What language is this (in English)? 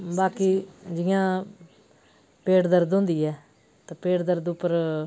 Dogri